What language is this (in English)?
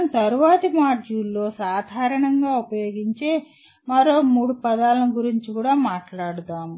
Telugu